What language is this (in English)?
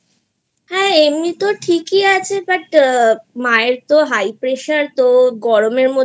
Bangla